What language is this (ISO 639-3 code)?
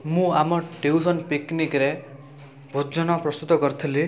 ori